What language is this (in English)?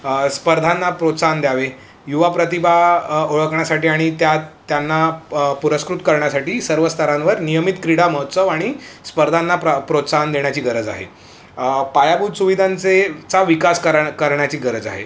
Marathi